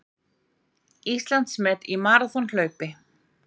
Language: Icelandic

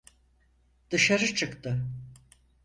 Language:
Turkish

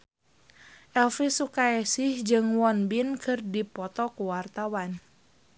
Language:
Sundanese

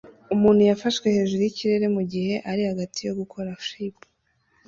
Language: Kinyarwanda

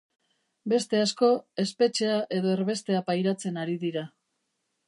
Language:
Basque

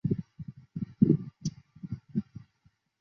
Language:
Chinese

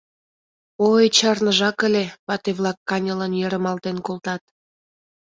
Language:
Mari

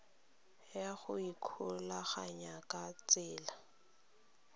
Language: Tswana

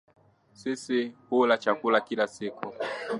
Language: Swahili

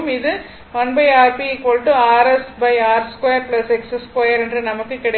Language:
Tamil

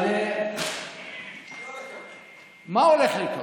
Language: Hebrew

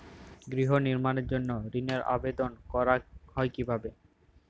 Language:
Bangla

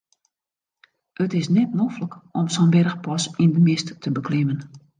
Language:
Western Frisian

